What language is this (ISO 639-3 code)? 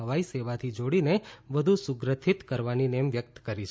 guj